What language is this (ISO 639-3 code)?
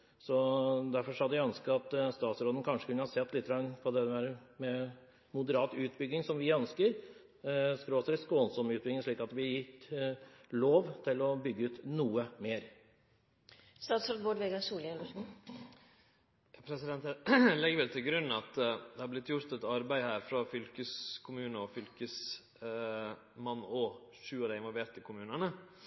nor